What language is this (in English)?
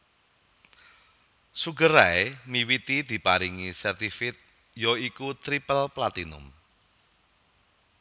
Javanese